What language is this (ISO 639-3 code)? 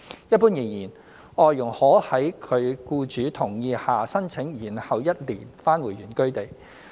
yue